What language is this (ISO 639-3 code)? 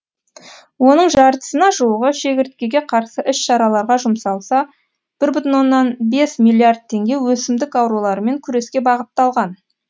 kaz